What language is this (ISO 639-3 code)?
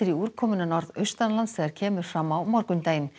isl